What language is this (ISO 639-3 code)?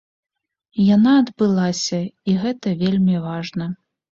bel